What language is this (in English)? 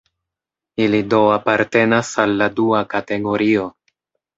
Esperanto